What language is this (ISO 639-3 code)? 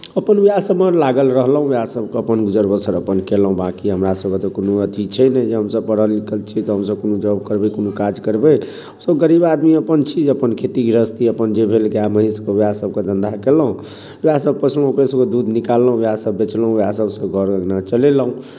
mai